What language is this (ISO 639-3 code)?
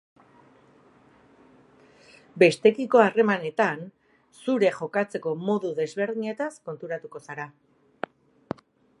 eus